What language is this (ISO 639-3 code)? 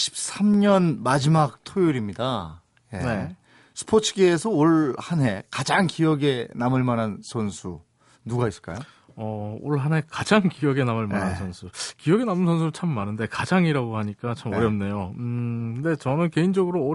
kor